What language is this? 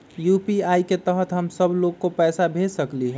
Magahi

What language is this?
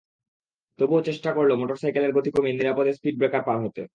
Bangla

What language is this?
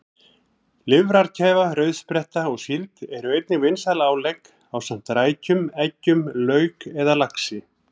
Icelandic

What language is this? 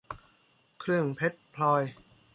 Thai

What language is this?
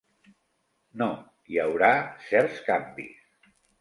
Catalan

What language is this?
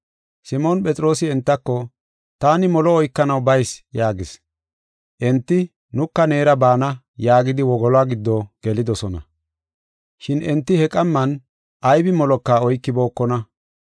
Gofa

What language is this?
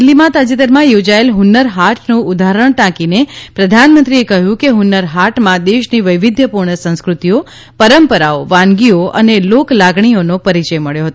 Gujarati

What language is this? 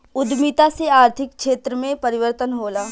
Bhojpuri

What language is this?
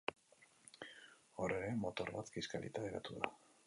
Basque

